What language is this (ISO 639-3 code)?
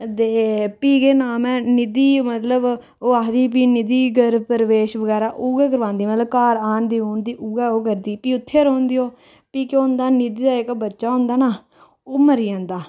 doi